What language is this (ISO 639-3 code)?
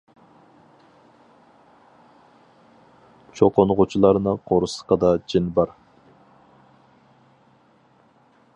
uig